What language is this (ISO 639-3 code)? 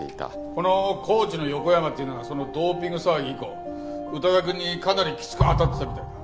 jpn